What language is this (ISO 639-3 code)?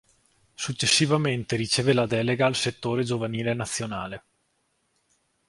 ita